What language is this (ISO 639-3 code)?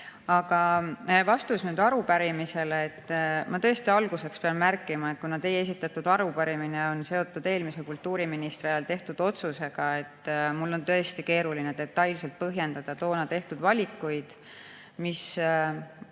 est